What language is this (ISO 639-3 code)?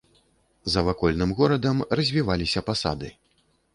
bel